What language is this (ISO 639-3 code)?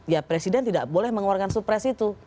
ind